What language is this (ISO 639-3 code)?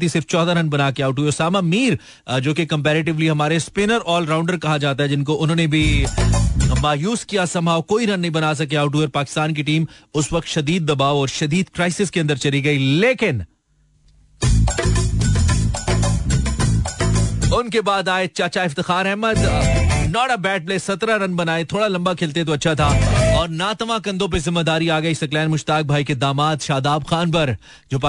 hin